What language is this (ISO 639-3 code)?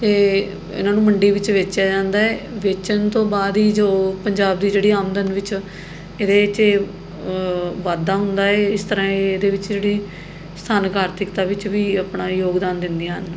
pan